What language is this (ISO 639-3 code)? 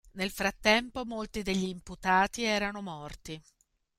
ita